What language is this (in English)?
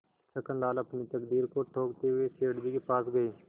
Hindi